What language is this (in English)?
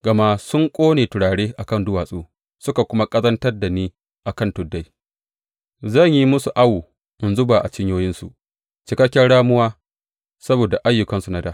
Hausa